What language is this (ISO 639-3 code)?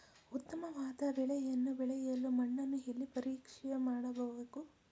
kan